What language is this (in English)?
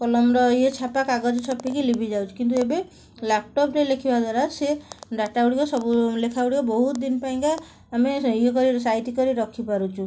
Odia